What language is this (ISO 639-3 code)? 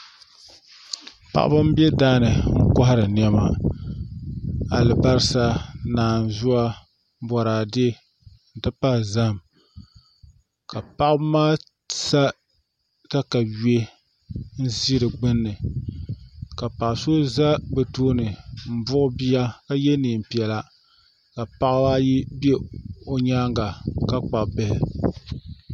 dag